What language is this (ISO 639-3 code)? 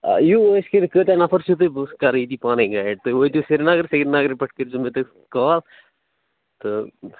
kas